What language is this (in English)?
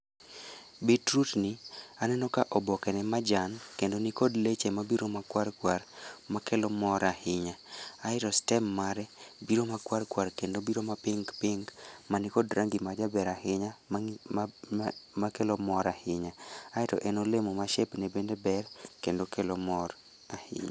Luo (Kenya and Tanzania)